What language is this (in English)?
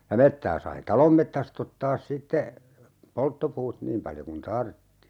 Finnish